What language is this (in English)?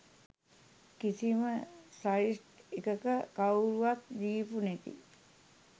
Sinhala